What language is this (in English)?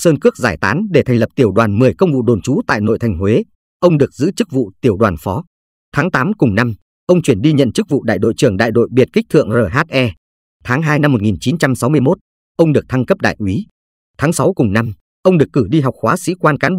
Vietnamese